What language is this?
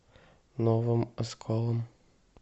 Russian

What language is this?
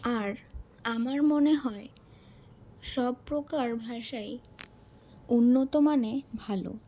Bangla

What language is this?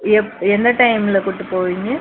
Tamil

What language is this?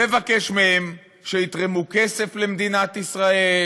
Hebrew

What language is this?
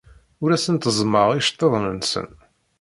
Kabyle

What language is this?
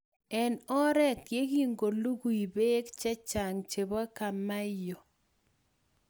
Kalenjin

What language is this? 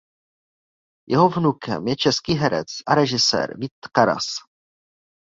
Czech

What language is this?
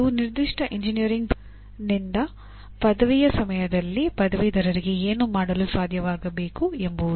Kannada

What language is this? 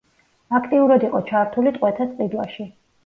Georgian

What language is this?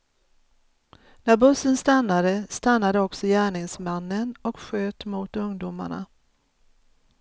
Swedish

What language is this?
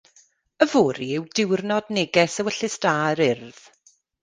Welsh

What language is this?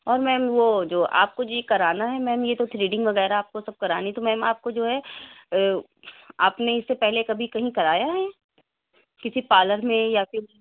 Urdu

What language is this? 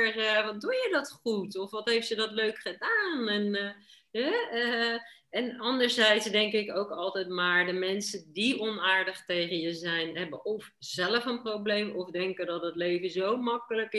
Dutch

